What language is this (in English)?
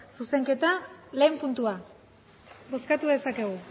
Basque